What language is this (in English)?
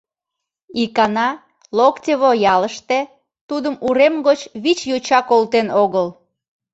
Mari